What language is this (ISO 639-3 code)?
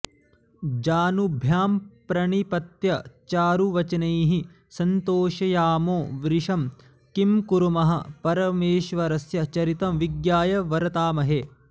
san